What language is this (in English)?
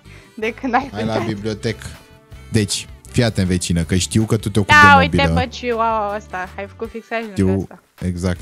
Romanian